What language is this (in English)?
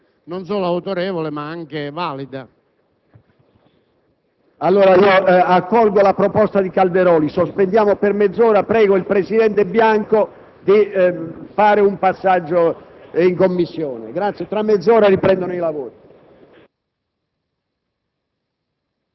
Italian